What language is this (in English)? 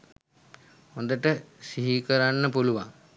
Sinhala